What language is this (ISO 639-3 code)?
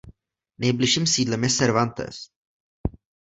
ces